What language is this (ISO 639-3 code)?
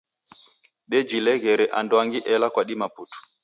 dav